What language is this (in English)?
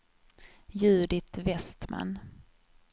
Swedish